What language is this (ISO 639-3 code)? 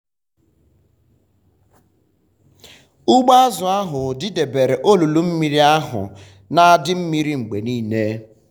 ibo